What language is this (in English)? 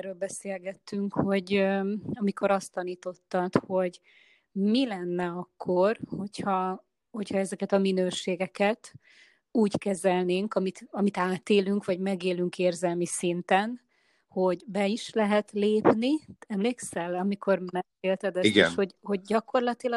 Hungarian